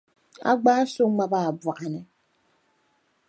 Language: Dagbani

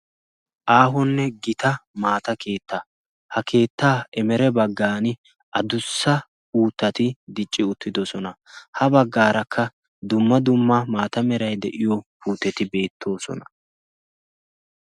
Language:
Wolaytta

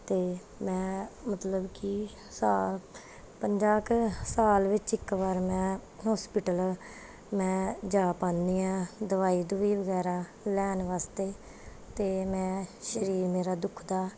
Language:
Punjabi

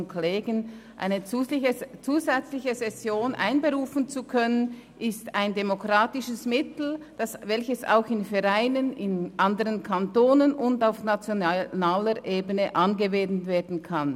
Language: Swiss German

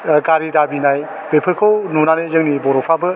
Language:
Bodo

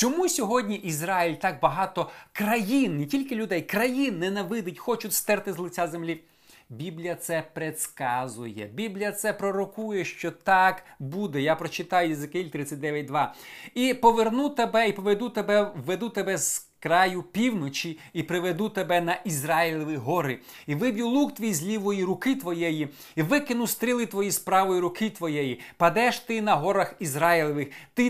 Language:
Ukrainian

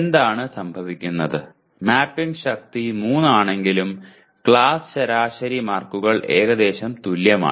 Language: Malayalam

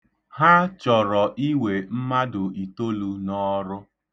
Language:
Igbo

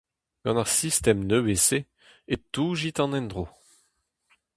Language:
Breton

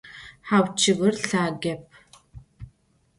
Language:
Adyghe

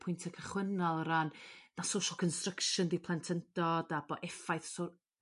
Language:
Welsh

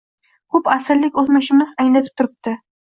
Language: Uzbek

